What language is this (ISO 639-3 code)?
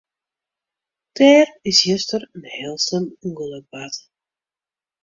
fry